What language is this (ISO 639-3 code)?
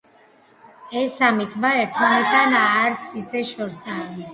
kat